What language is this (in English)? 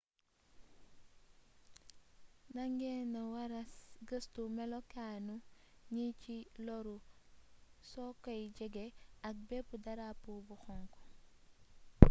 Wolof